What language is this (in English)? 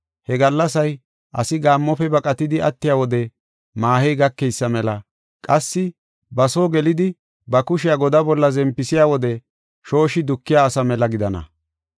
Gofa